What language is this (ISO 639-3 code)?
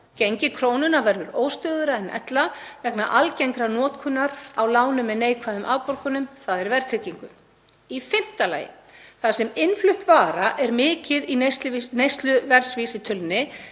isl